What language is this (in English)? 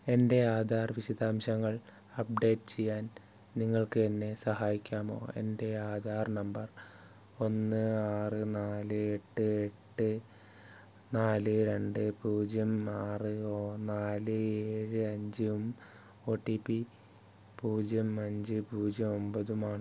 Malayalam